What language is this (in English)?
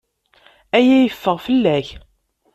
Kabyle